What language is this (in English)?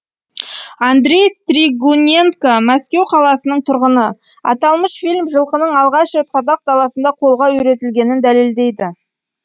Kazakh